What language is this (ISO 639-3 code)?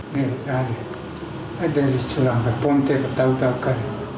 ind